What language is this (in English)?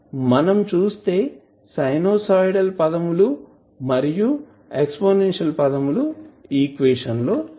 Telugu